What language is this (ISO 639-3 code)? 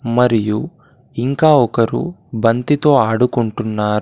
tel